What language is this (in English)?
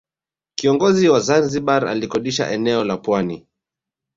Swahili